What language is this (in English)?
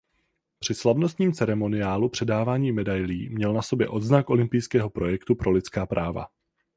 Czech